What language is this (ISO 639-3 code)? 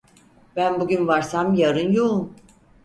tur